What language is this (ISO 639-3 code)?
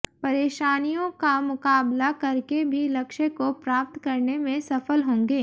hin